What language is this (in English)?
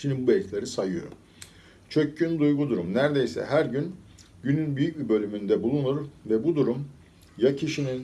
Turkish